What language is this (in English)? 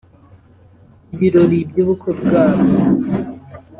Kinyarwanda